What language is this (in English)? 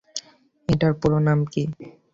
Bangla